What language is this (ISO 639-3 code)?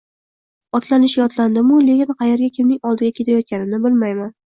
uzb